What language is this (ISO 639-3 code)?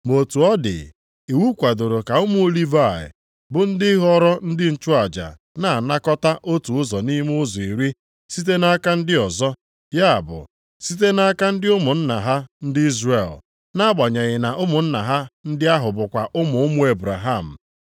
ibo